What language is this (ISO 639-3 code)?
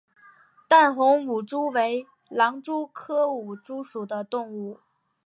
zho